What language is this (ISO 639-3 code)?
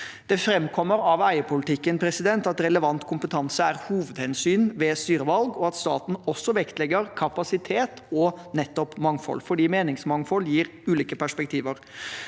nor